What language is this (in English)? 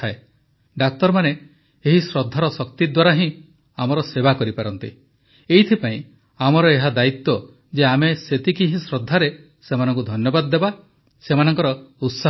Odia